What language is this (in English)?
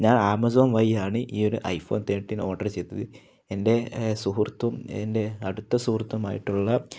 Malayalam